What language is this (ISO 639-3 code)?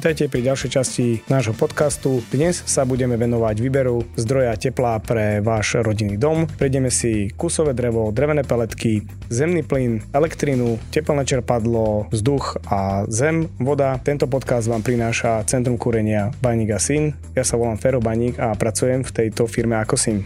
slk